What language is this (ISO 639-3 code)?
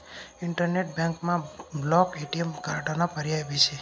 mar